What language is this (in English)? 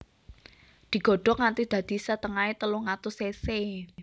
Javanese